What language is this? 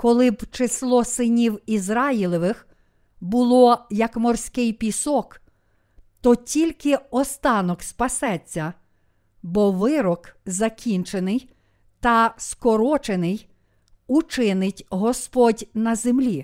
Ukrainian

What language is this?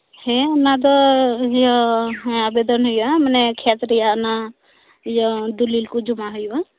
Santali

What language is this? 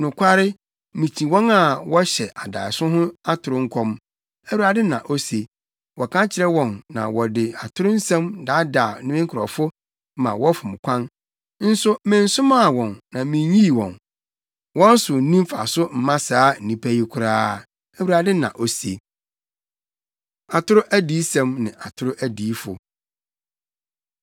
Akan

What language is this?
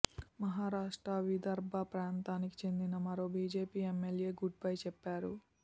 Telugu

